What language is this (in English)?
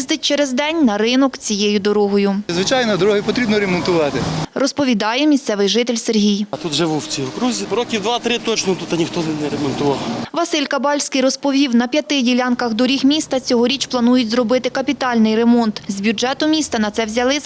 Ukrainian